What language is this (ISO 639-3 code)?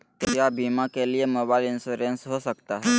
mag